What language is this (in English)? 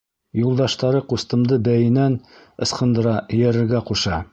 Bashkir